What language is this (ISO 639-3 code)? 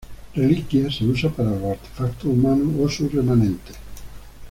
spa